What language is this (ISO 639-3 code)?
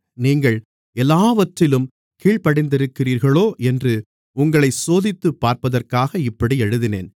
tam